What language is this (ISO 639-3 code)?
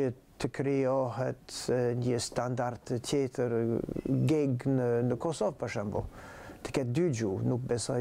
ron